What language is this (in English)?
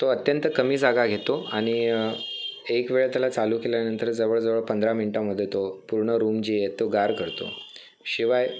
Marathi